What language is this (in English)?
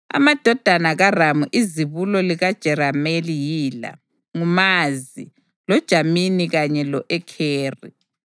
North Ndebele